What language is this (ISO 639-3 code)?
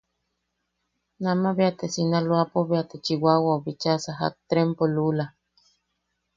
yaq